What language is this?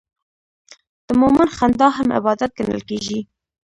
Pashto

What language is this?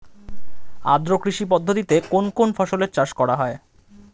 Bangla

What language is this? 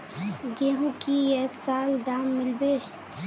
Magahi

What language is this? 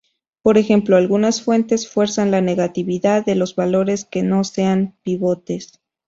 Spanish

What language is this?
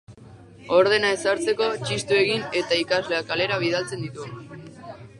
Basque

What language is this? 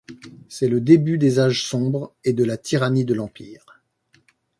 French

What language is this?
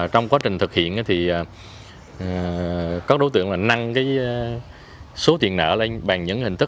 Vietnamese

